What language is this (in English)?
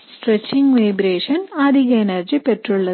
Tamil